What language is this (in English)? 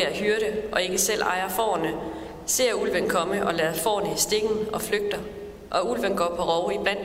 Danish